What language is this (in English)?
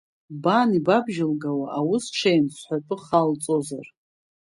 Abkhazian